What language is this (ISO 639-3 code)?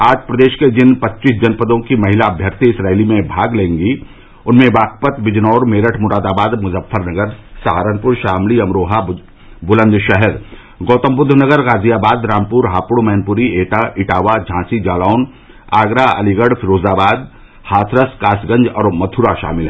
hin